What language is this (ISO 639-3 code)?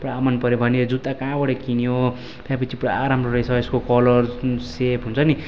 nep